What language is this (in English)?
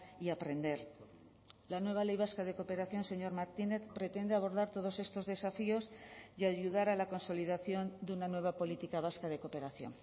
Spanish